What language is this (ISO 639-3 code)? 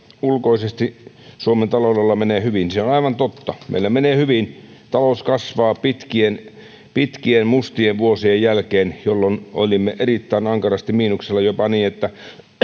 fin